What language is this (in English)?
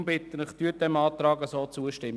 Swiss German